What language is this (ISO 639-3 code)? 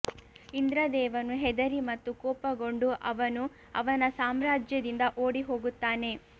kan